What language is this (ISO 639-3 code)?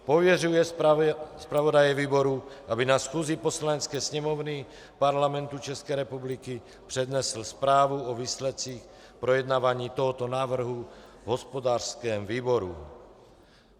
ces